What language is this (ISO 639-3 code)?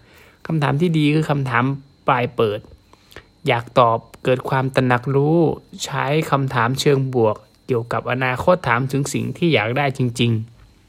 tha